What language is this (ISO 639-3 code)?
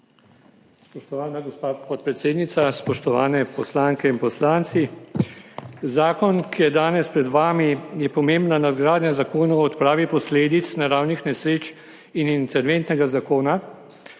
slv